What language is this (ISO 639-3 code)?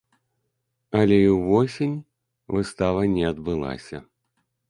bel